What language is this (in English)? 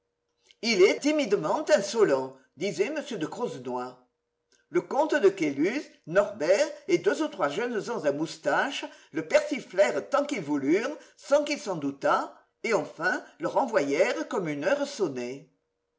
French